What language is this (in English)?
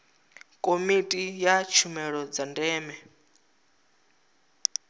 Venda